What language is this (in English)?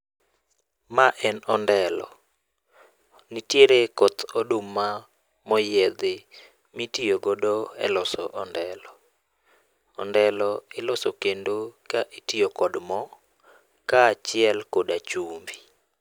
Luo (Kenya and Tanzania)